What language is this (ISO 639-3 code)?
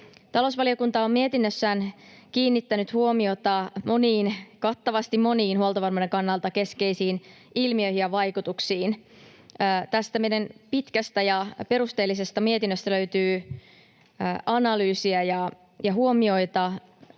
fin